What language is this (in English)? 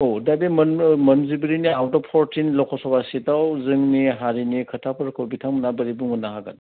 Bodo